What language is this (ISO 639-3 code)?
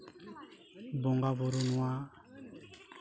sat